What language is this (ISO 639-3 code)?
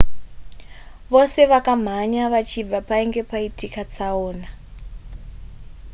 sna